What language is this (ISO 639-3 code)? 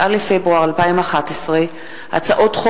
heb